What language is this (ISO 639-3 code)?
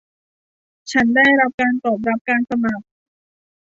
tha